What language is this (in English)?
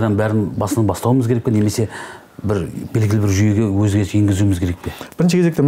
Turkish